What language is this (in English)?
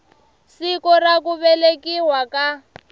Tsonga